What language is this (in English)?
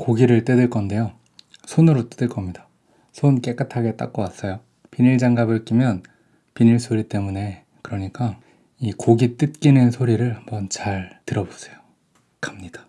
Korean